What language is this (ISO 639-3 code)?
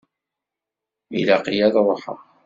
kab